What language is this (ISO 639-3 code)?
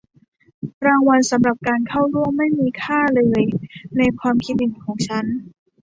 tha